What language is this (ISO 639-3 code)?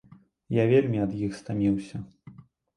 bel